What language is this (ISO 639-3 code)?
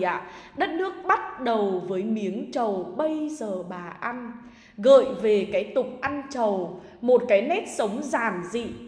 vie